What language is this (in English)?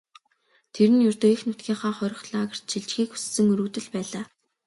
Mongolian